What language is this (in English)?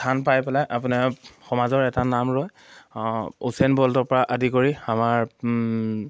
Assamese